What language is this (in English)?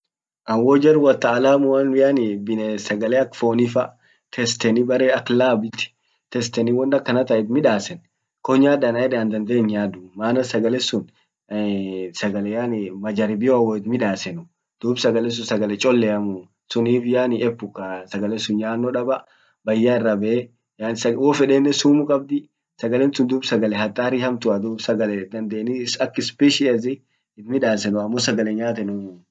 Orma